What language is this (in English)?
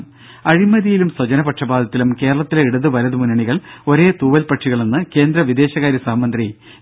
Malayalam